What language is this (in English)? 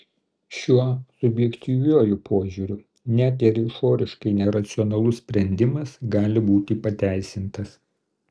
Lithuanian